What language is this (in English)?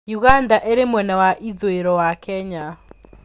Kikuyu